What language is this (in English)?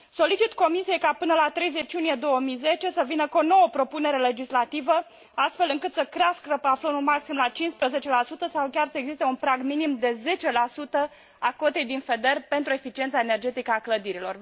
Romanian